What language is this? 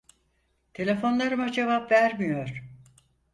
Turkish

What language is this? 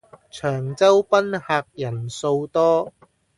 Cantonese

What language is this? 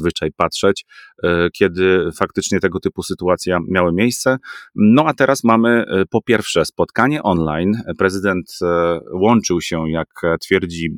Polish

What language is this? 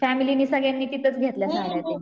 Marathi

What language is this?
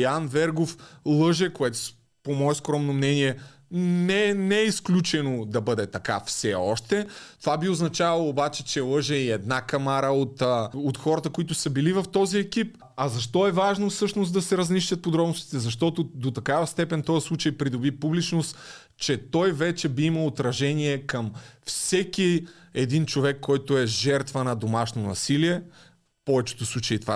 Bulgarian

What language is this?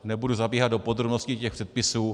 Czech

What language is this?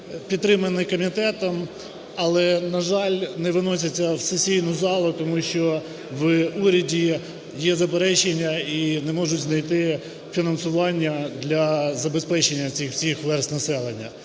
Ukrainian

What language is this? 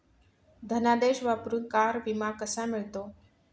Marathi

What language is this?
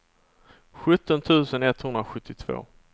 Swedish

